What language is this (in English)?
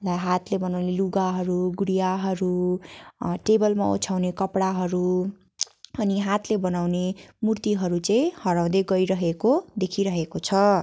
Nepali